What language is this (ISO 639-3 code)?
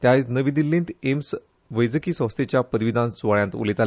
kok